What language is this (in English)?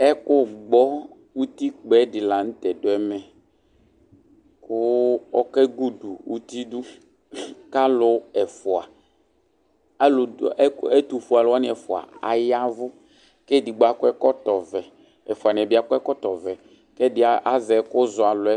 Ikposo